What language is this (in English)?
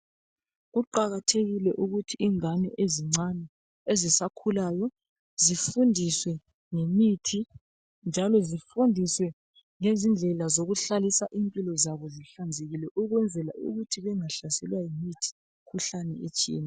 North Ndebele